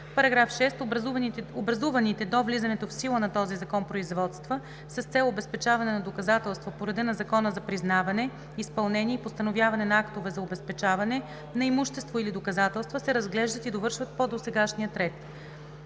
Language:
Bulgarian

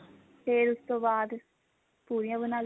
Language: Punjabi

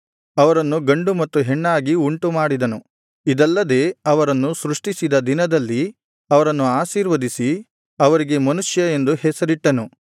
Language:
Kannada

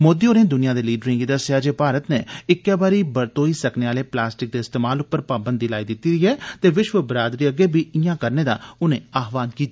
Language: Dogri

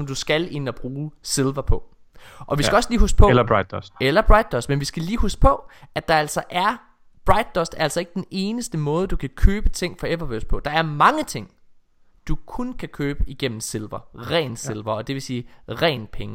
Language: Danish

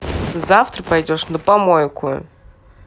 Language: Russian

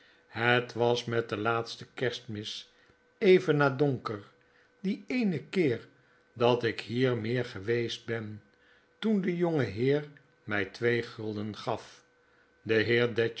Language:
Dutch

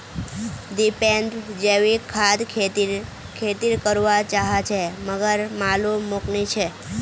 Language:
Magahi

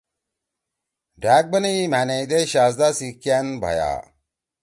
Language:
Torwali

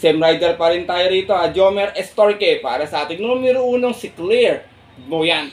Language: Filipino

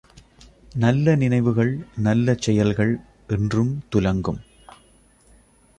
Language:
Tamil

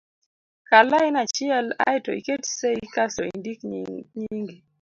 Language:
Luo (Kenya and Tanzania)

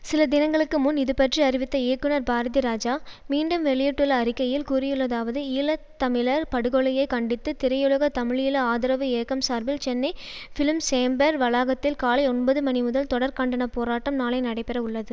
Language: Tamil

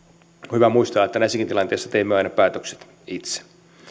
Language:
Finnish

